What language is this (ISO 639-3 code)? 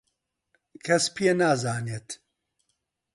ckb